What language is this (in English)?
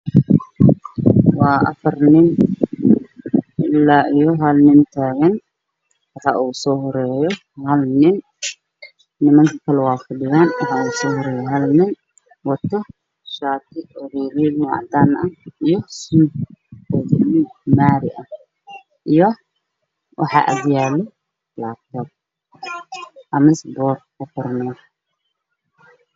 Somali